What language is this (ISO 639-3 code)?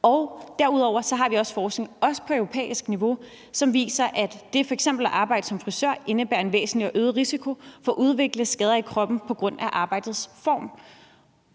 dan